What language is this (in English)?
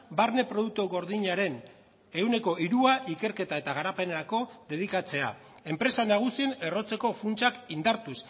Basque